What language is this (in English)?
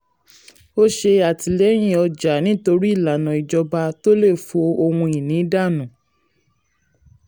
Yoruba